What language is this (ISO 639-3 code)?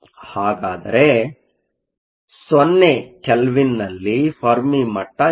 kan